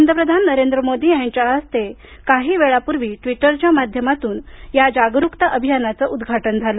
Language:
Marathi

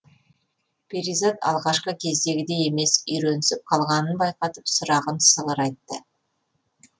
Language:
Kazakh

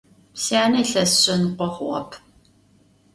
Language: Adyghe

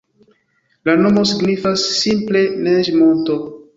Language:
Esperanto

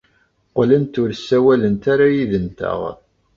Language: Kabyle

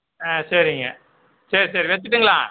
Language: Tamil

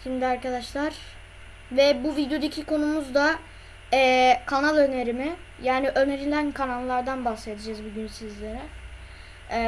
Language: Turkish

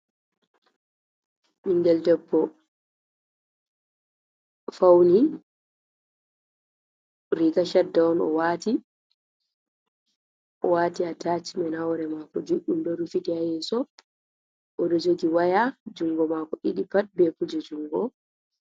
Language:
Fula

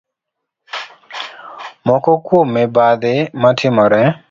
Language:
Luo (Kenya and Tanzania)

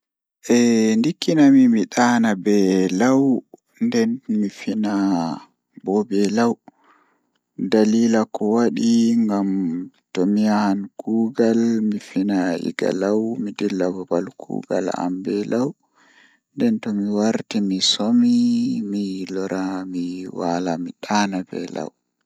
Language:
Fula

